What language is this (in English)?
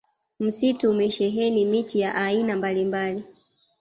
Swahili